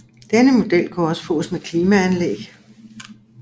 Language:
Danish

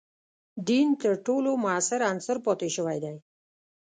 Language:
Pashto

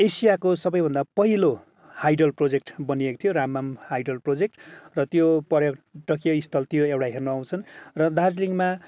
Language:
Nepali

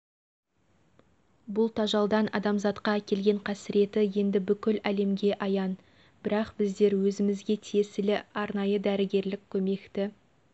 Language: Kazakh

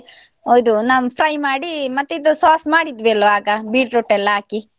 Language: Kannada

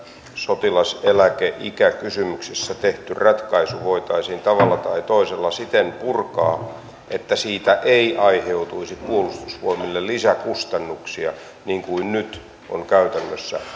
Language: Finnish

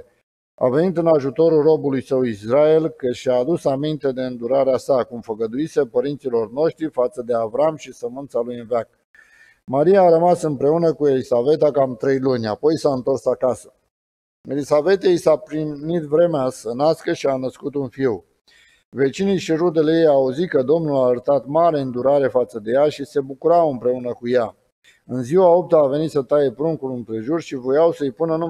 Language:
Romanian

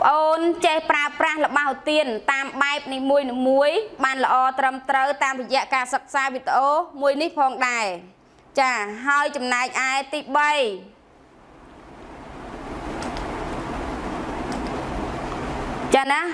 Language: Thai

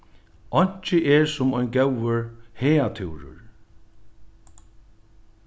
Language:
Faroese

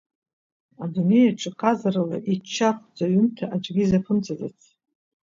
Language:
Abkhazian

